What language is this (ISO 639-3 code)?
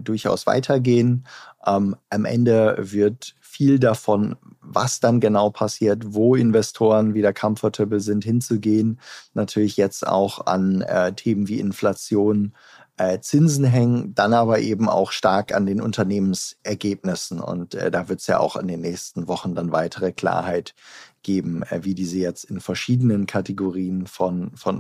deu